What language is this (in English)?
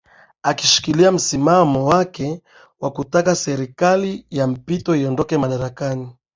Swahili